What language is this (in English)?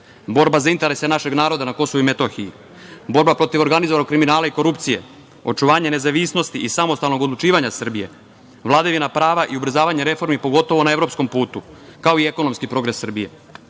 Serbian